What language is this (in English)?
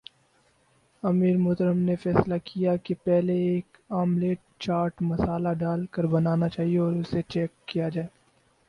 Urdu